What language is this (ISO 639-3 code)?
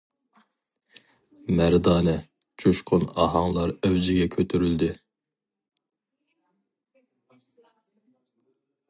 uig